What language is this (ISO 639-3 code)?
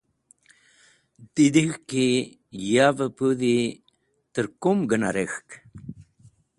wbl